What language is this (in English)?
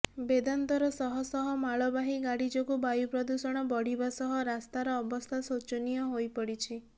Odia